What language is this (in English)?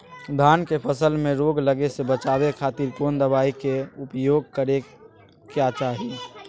Magahi